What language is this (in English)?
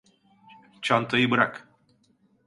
Turkish